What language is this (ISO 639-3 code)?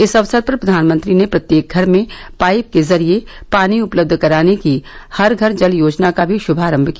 hin